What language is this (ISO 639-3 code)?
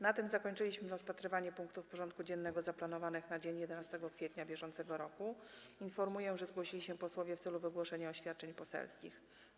pol